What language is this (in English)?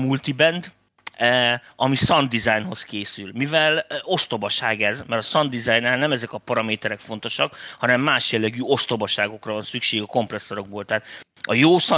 Hungarian